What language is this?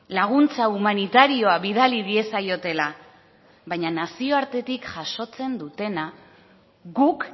Basque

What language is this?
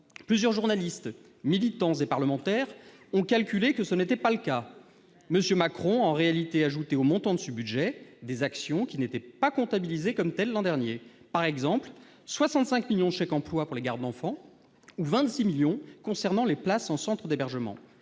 French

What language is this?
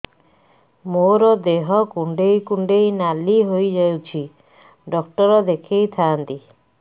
Odia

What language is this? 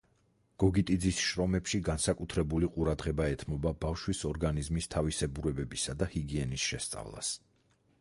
Georgian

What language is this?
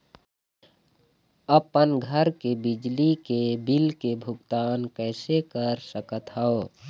Chhattisgarhi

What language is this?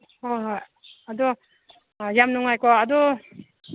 Manipuri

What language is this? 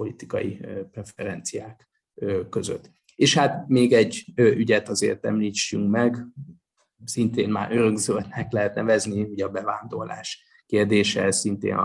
Hungarian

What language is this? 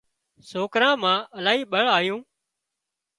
Wadiyara Koli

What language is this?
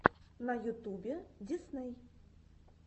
Russian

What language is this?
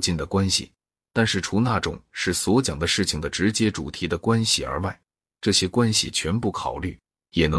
Chinese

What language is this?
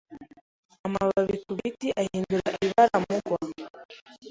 Kinyarwanda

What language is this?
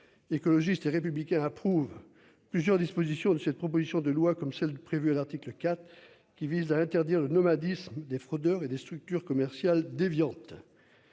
French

